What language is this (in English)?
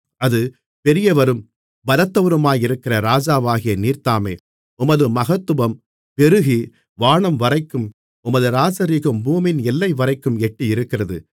Tamil